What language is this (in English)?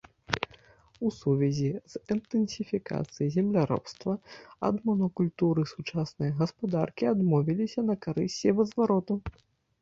Belarusian